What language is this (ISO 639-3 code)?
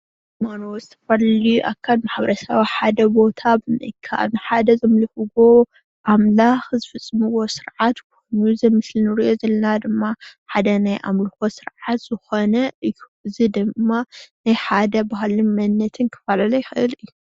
tir